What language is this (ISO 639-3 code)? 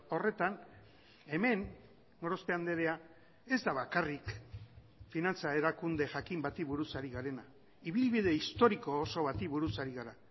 eus